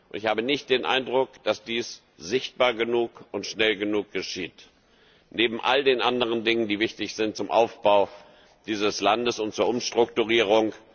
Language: German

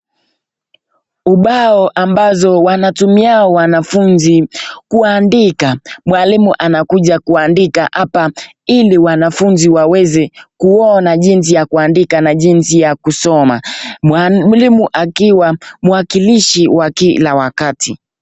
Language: Swahili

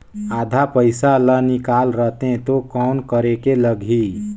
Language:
Chhattisgarhi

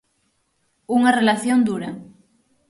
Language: Galician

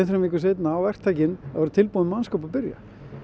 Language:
Icelandic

